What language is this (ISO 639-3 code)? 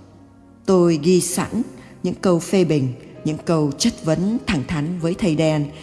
vie